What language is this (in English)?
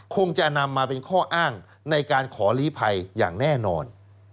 Thai